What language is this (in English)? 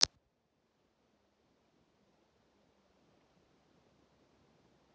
Russian